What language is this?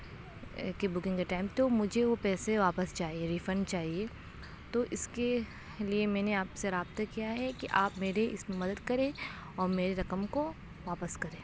Urdu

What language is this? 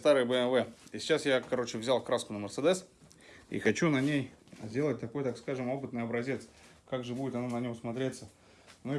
Russian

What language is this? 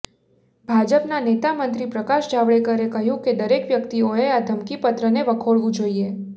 Gujarati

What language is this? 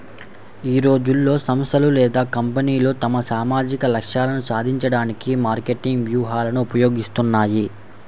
Telugu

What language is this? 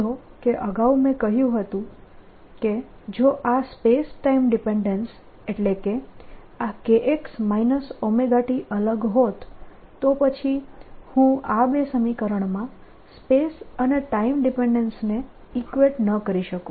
Gujarati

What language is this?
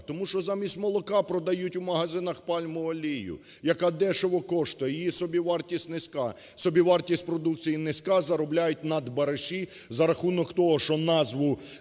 Ukrainian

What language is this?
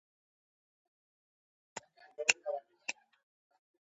Georgian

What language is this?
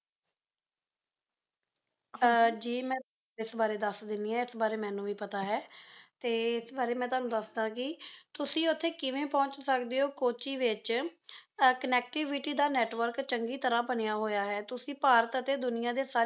Punjabi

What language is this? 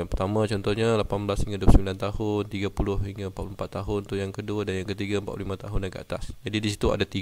Malay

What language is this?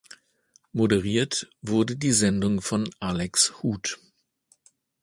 German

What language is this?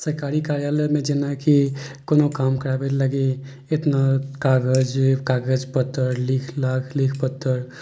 Maithili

